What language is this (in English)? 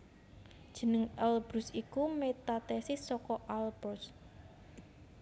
Javanese